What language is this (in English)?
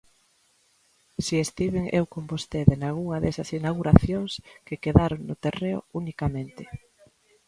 Galician